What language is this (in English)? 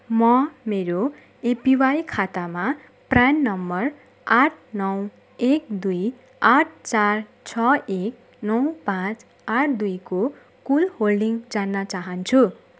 Nepali